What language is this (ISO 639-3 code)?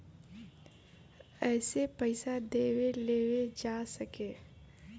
bho